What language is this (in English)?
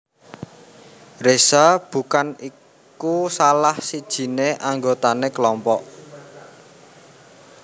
Javanese